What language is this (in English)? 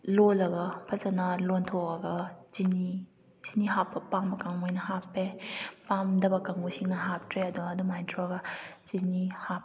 Manipuri